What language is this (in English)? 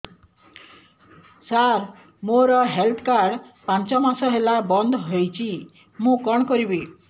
Odia